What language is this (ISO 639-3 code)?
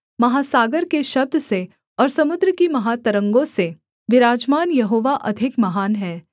hin